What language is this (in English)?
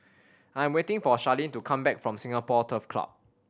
English